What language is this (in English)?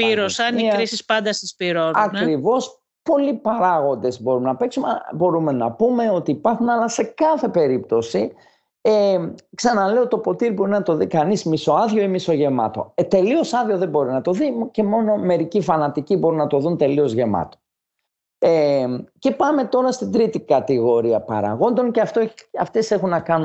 Greek